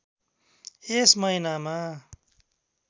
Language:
Nepali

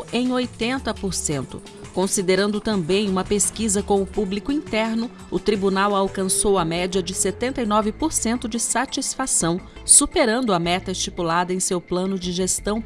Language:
Portuguese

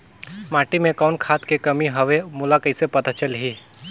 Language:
Chhattisgarhi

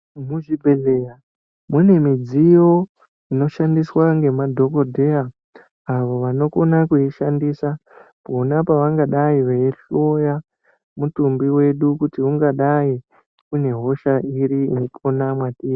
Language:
Ndau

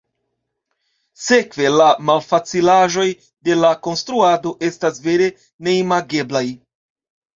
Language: Esperanto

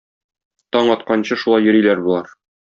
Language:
Tatar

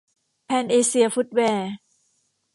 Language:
Thai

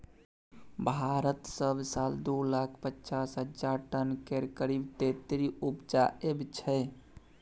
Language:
Maithili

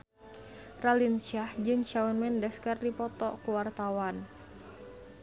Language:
Sundanese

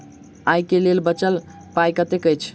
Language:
Maithili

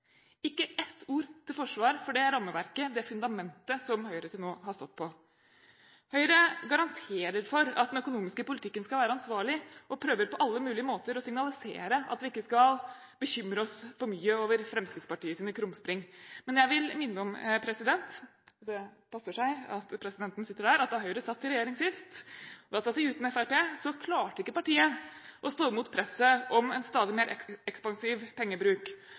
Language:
Norwegian Bokmål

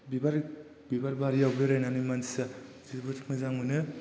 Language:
Bodo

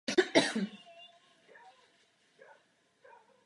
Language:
Czech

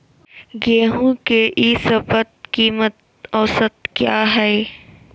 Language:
Magahi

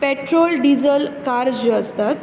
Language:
Konkani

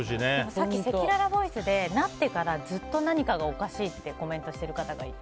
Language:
Japanese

